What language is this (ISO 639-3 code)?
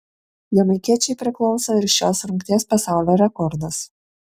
lit